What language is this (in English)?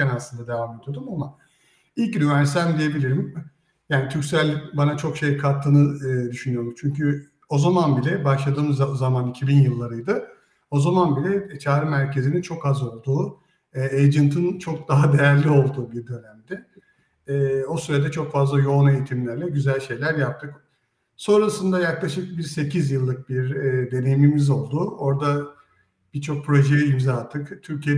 Turkish